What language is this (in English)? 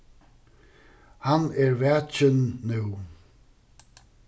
Faroese